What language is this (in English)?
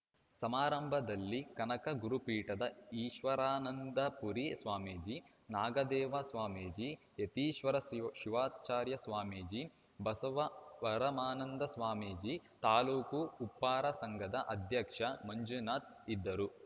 Kannada